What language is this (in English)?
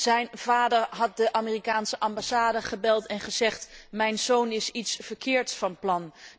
Dutch